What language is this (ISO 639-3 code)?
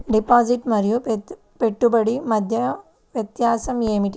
tel